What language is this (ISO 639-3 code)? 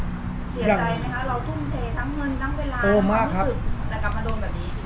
tha